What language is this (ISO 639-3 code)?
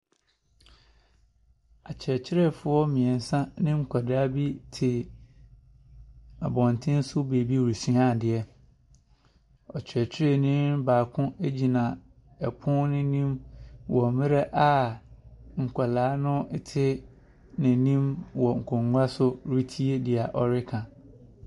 aka